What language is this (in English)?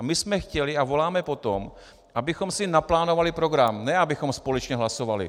Czech